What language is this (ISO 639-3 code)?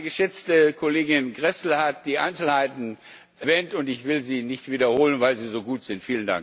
deu